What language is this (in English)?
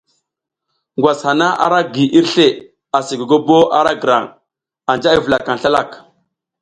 South Giziga